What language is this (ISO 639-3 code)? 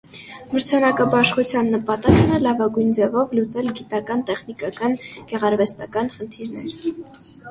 hye